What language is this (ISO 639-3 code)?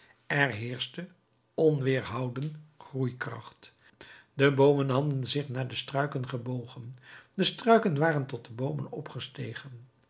nld